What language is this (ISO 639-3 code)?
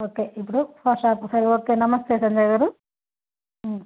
tel